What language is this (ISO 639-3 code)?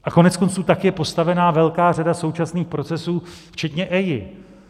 ces